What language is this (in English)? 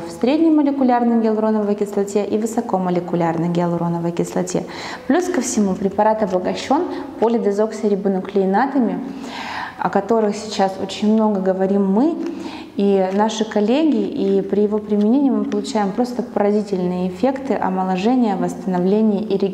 Russian